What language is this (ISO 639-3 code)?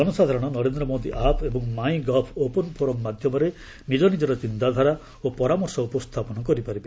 ori